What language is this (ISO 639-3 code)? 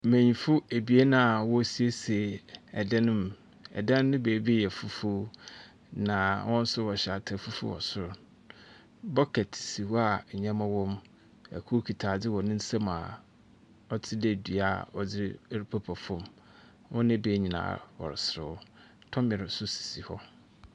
aka